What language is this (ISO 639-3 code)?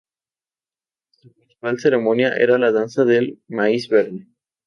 spa